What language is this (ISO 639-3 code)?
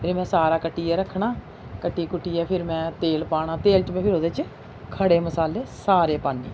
doi